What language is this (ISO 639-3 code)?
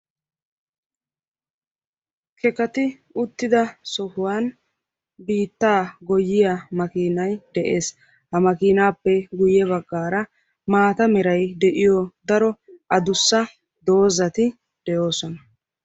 wal